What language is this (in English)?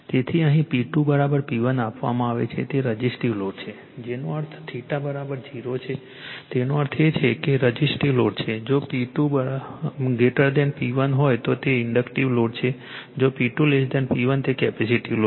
Gujarati